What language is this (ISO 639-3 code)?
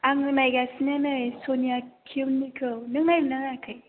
brx